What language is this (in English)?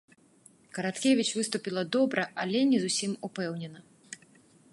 Belarusian